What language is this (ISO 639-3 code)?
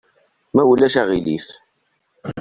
kab